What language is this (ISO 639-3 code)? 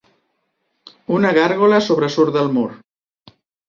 cat